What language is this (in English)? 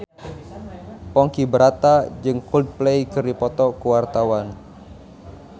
Sundanese